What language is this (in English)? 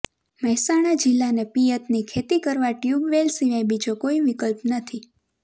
Gujarati